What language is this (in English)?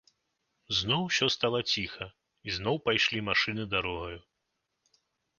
Belarusian